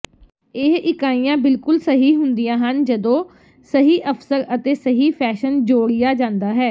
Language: Punjabi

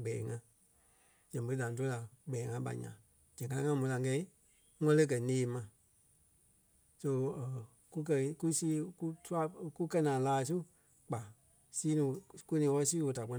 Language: Kpelle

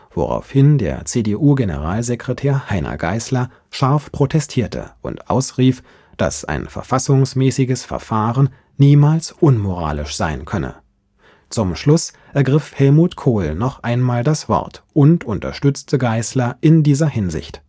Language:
German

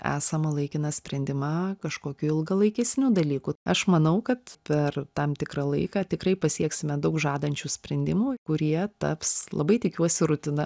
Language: Lithuanian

